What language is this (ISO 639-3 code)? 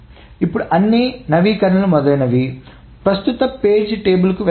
tel